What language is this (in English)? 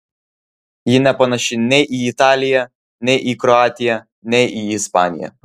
Lithuanian